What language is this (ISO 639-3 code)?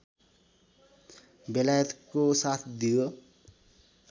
nep